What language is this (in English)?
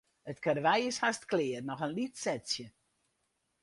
Western Frisian